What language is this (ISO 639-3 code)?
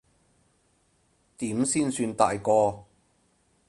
yue